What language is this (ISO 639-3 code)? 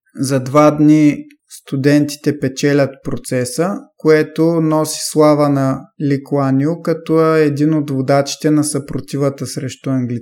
bul